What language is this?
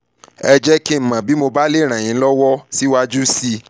Yoruba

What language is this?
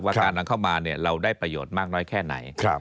Thai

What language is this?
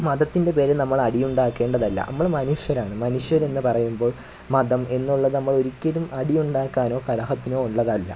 Malayalam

